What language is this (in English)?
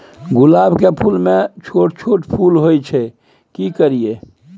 Maithili